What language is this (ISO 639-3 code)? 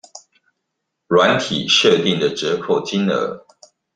zho